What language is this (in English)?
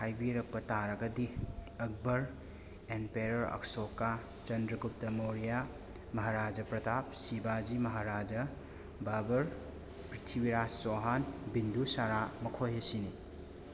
Manipuri